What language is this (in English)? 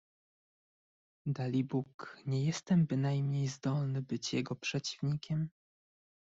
Polish